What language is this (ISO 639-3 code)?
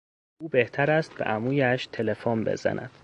fas